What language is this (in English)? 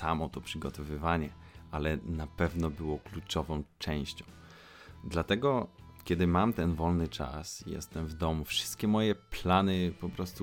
Polish